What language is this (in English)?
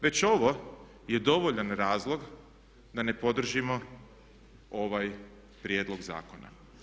Croatian